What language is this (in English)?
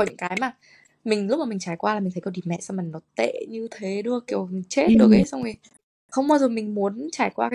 Vietnamese